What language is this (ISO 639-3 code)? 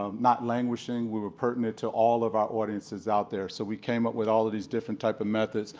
eng